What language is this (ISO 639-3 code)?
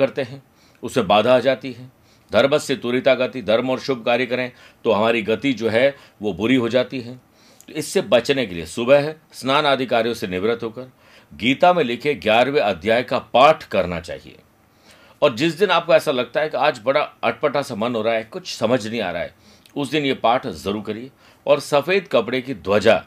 hin